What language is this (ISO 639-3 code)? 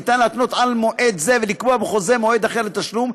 heb